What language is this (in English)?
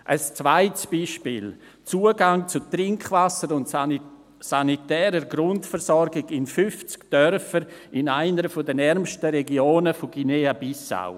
Swiss German